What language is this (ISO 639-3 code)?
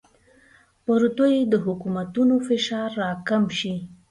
pus